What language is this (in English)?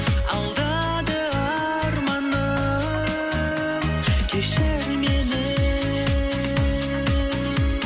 Kazakh